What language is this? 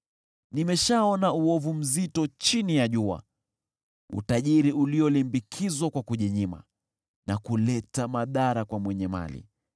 Swahili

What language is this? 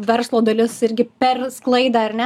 Lithuanian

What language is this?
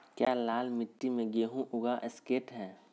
Magahi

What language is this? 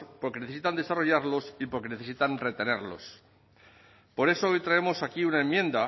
Spanish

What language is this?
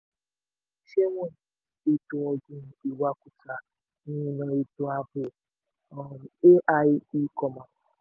Yoruba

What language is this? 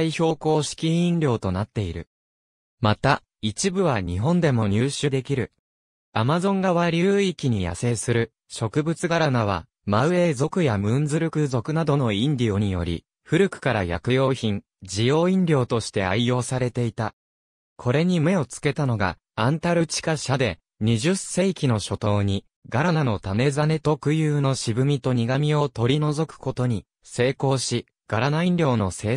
Japanese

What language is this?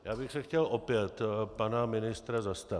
Czech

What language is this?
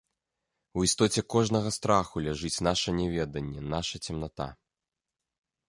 Belarusian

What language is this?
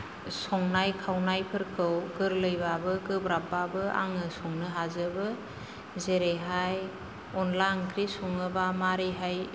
Bodo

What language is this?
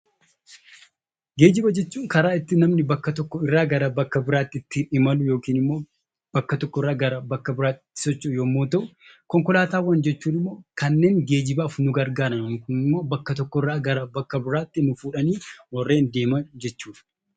Oromo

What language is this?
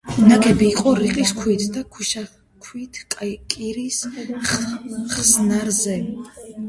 Georgian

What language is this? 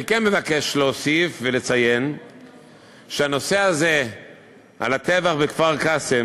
Hebrew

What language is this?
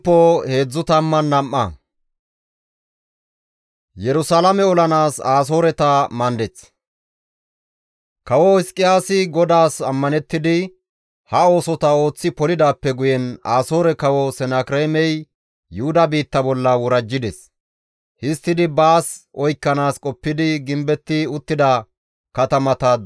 Gamo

